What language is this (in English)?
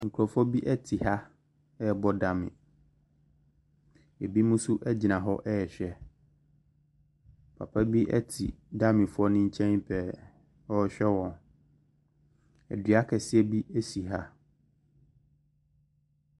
Akan